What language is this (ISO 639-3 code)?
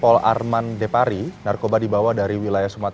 ind